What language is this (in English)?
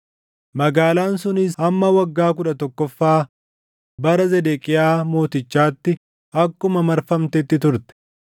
Oromo